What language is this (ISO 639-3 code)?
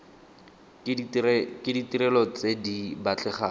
tsn